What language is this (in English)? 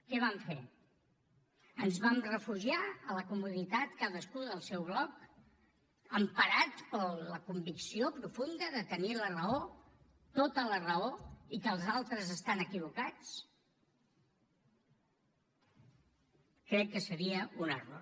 Catalan